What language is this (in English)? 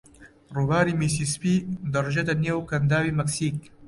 Central Kurdish